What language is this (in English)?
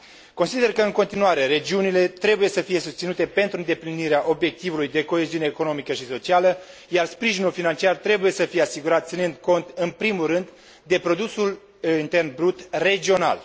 Romanian